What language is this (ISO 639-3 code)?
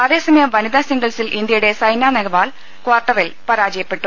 mal